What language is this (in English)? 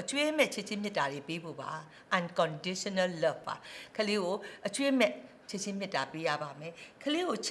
Turkish